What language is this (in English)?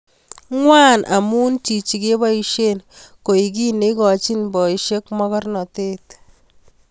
Kalenjin